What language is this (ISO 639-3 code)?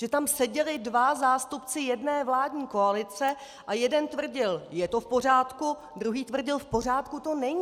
ces